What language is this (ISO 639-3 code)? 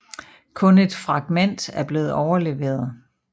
dan